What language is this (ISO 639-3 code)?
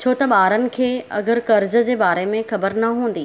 snd